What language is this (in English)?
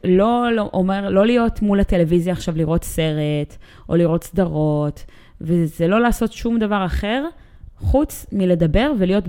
Hebrew